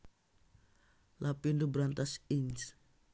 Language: Javanese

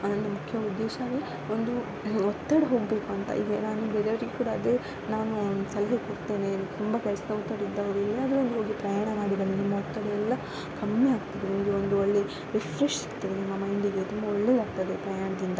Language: Kannada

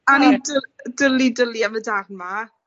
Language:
Welsh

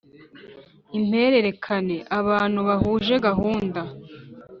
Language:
Kinyarwanda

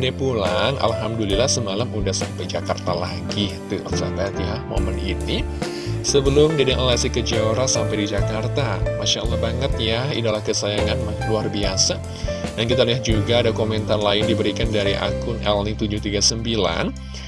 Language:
Indonesian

